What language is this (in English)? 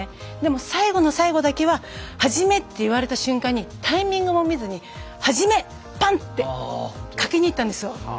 Japanese